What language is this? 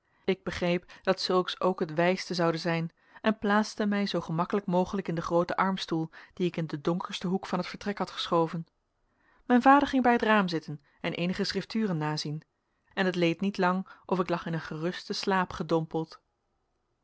Dutch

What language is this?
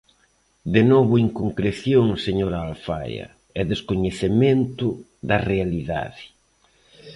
Galician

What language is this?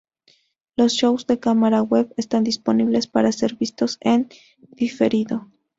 Spanish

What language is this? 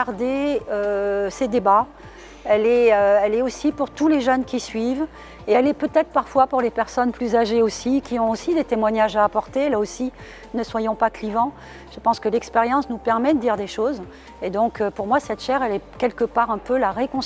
French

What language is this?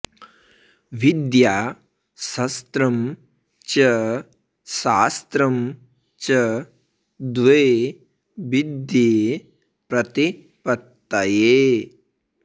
Sanskrit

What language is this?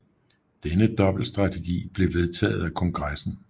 Danish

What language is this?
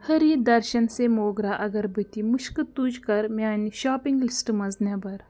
Kashmiri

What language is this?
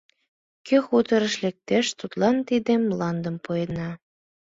Mari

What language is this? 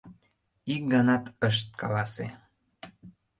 Mari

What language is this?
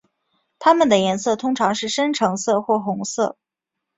Chinese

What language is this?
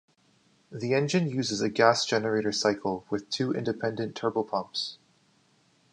English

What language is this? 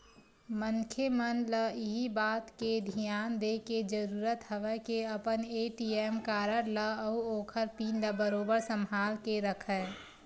Chhattisgarhi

